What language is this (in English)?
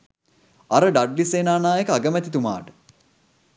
Sinhala